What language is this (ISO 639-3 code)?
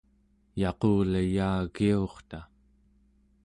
esu